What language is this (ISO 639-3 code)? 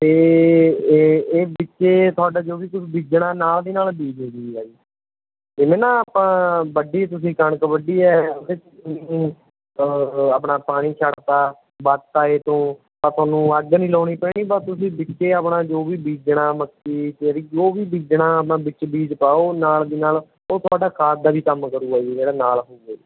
pan